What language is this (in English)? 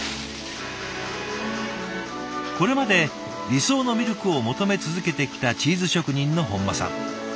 Japanese